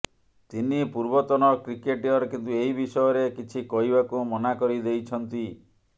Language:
Odia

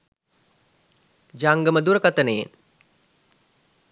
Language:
Sinhala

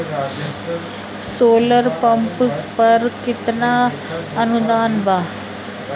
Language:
Bhojpuri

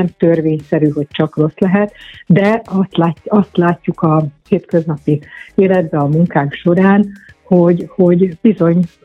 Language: Hungarian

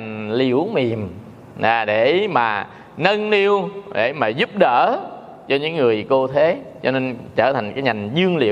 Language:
Vietnamese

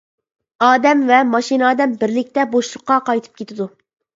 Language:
Uyghur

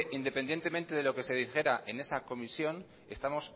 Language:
Spanish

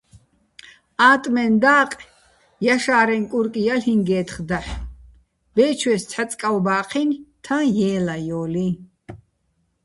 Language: Bats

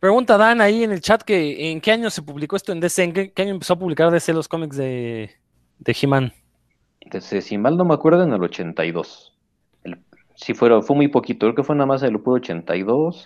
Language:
Spanish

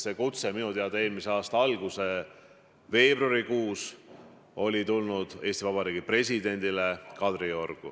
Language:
Estonian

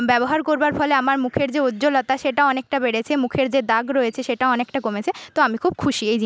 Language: Bangla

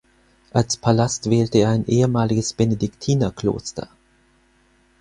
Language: German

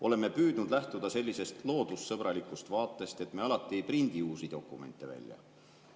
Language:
Estonian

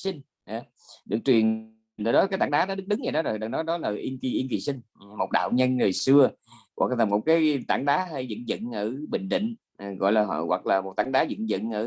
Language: Vietnamese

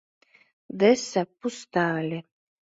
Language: Mari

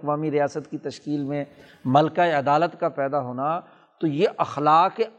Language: Urdu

